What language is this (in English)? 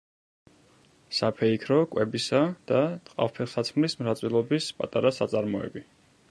Georgian